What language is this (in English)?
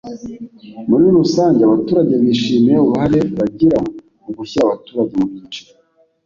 Kinyarwanda